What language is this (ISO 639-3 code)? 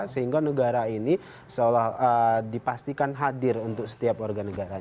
ind